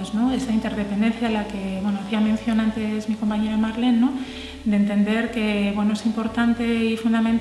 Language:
Spanish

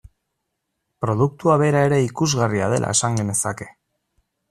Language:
Basque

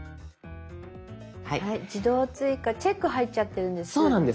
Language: Japanese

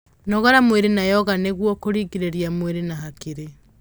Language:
Kikuyu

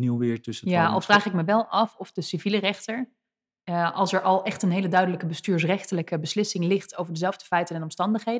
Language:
Dutch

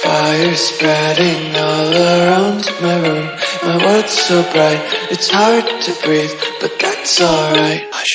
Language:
English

